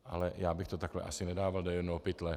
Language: Czech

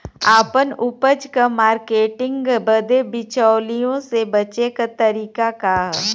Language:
Bhojpuri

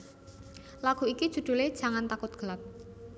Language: Javanese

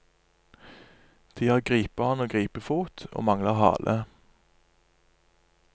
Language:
Norwegian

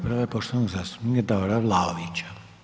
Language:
Croatian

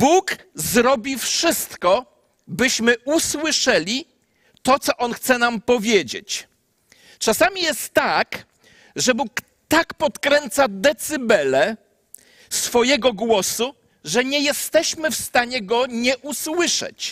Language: Polish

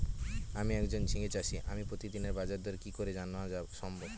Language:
Bangla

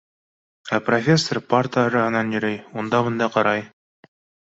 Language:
Bashkir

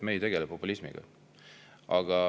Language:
Estonian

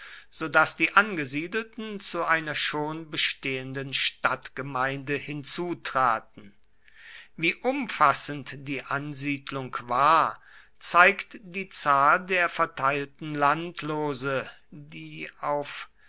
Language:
German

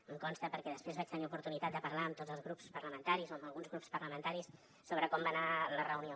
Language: Catalan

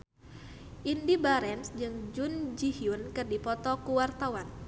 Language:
Sundanese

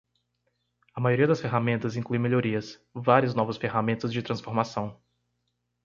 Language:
Portuguese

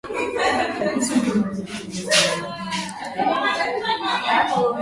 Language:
Swahili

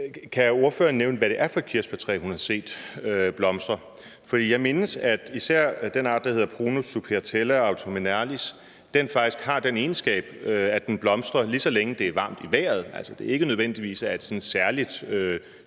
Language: Danish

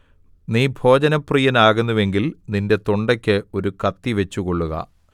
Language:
Malayalam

